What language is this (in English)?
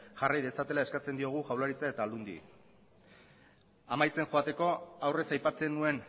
Basque